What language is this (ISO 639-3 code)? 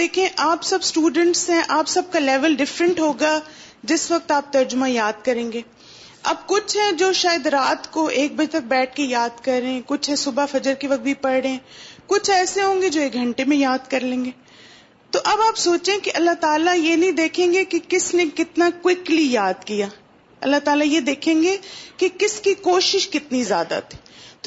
urd